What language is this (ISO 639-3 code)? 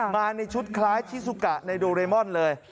tha